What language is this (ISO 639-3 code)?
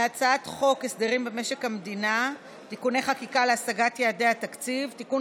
heb